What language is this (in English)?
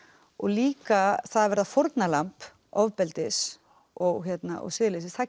Icelandic